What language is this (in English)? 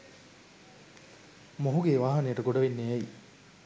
Sinhala